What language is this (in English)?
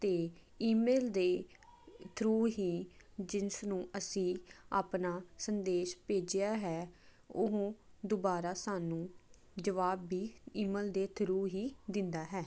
Punjabi